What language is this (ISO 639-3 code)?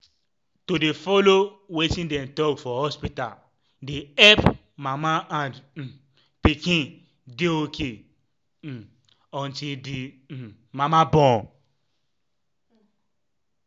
pcm